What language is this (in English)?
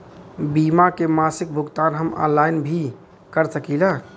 Bhojpuri